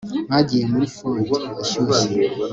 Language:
Kinyarwanda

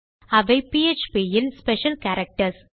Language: Tamil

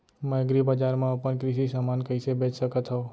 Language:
Chhattisgarhi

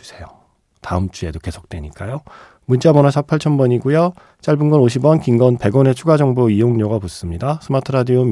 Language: Korean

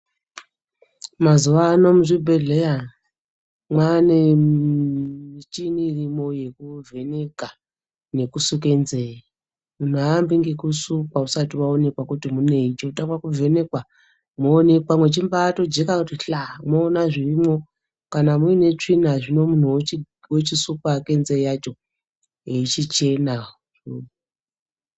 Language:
Ndau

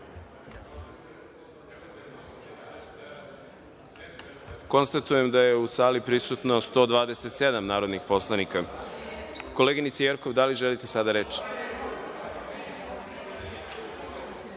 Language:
Serbian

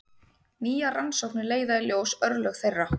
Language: Icelandic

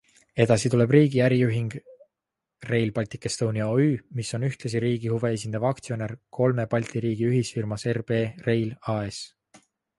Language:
Estonian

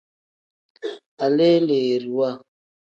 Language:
Tem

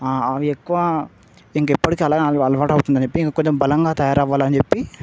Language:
Telugu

